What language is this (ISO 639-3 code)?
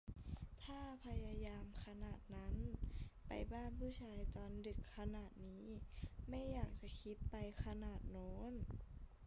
tha